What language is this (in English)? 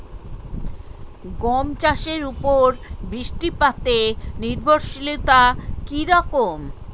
Bangla